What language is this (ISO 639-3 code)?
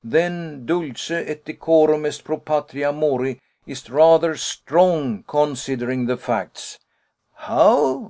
eng